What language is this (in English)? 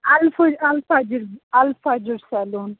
Kashmiri